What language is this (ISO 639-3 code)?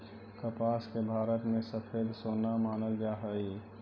mag